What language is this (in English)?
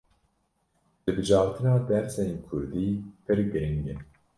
Kurdish